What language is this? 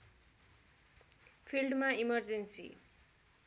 Nepali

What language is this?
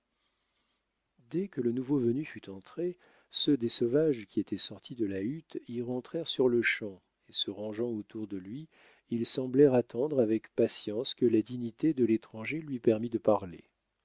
French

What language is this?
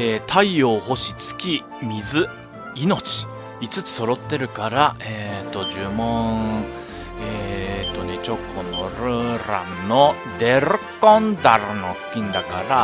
Japanese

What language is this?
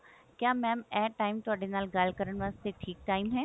Punjabi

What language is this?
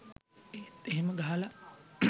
Sinhala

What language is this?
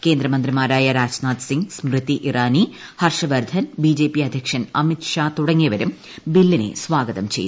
Malayalam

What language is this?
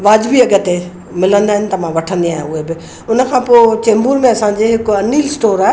Sindhi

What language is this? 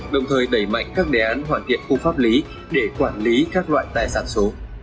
Vietnamese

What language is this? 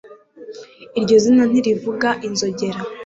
Kinyarwanda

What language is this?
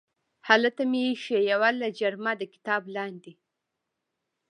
Pashto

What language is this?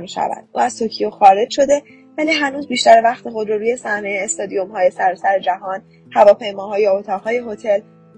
Persian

